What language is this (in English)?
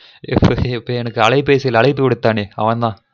Tamil